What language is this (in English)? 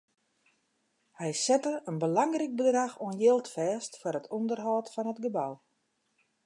Western Frisian